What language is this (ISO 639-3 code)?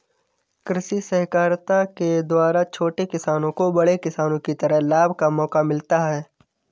hin